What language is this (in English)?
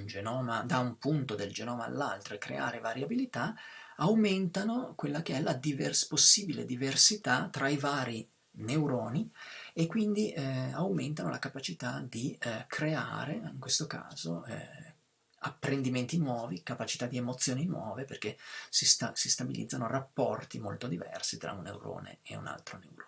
Italian